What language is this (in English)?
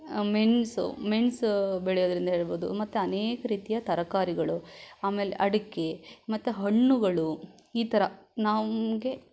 Kannada